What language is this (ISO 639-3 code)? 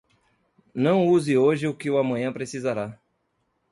por